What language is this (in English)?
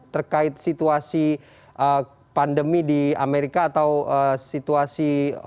Indonesian